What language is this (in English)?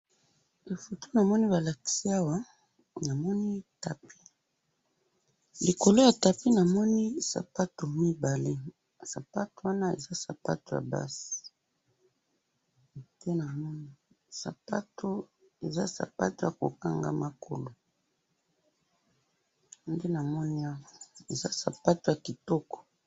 Lingala